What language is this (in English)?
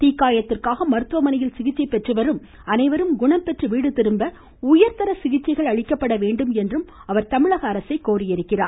Tamil